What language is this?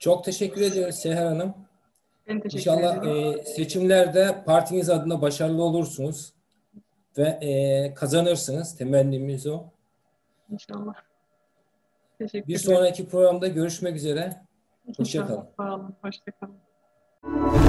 Turkish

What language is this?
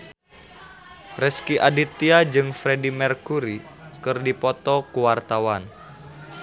Sundanese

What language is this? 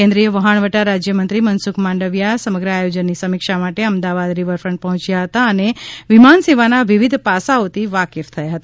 Gujarati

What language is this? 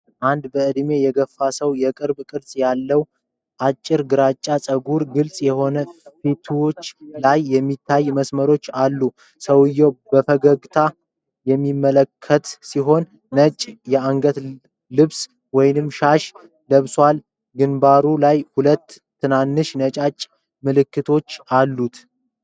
Amharic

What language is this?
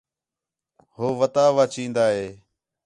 Khetrani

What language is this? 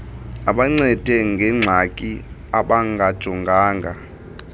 Xhosa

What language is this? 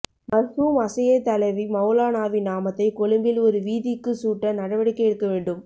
Tamil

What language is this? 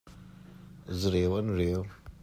Hakha Chin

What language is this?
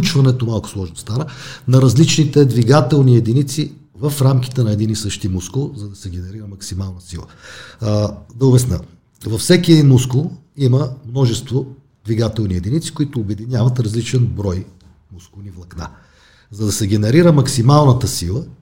Bulgarian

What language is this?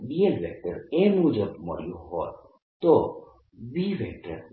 Gujarati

